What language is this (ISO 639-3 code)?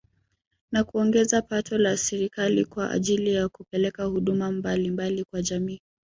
swa